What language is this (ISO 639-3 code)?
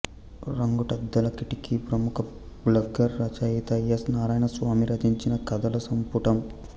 tel